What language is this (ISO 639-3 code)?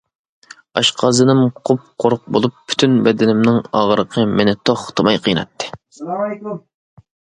uig